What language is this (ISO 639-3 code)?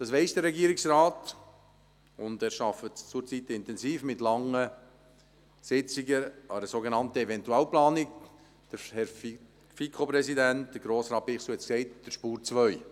gsw